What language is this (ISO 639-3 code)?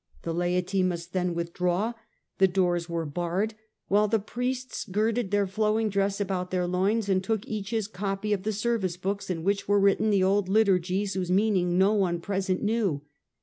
eng